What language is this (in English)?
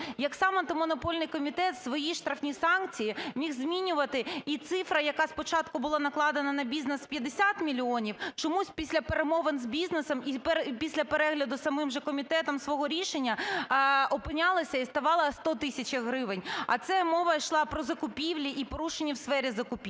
Ukrainian